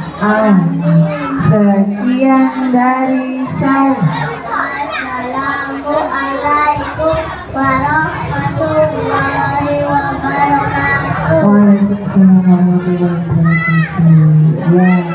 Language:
Indonesian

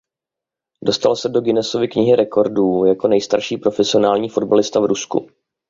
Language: Czech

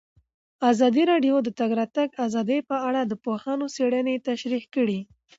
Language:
Pashto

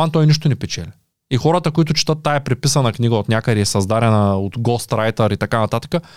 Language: Bulgarian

